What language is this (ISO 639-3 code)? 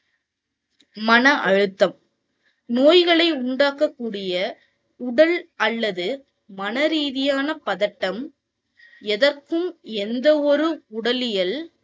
tam